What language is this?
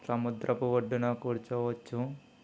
Telugu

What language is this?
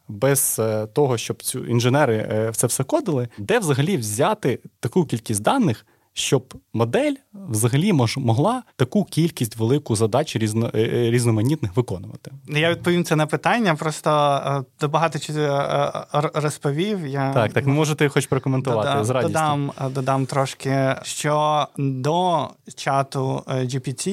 Ukrainian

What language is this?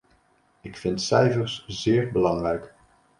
Dutch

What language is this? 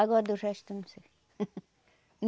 Portuguese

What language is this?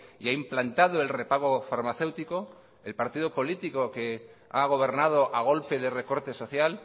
Spanish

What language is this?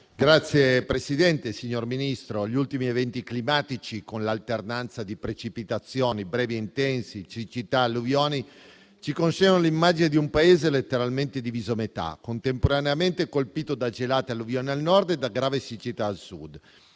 Italian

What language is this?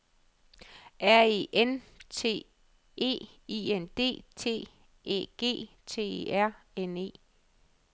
Danish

